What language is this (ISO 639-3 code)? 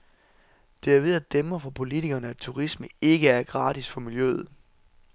dan